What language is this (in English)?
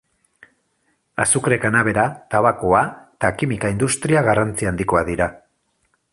Basque